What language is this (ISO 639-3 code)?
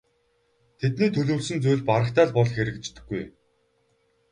mon